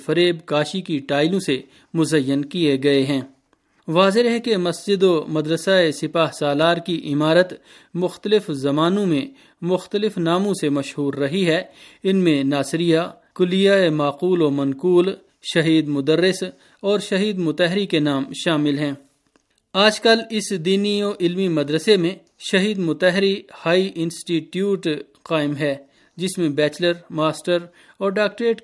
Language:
Urdu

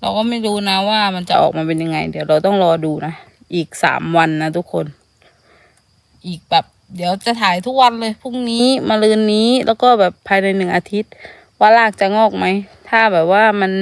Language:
Thai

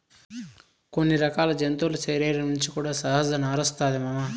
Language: Telugu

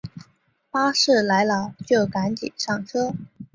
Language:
Chinese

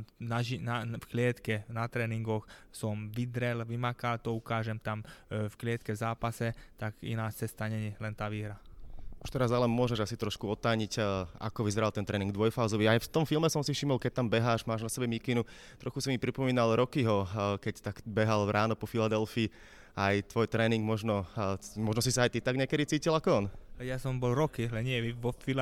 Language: Slovak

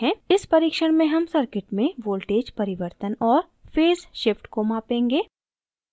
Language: Hindi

